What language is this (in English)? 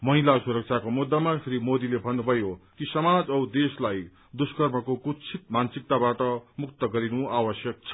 Nepali